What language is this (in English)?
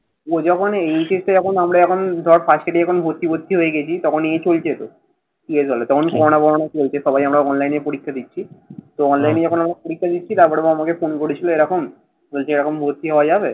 Bangla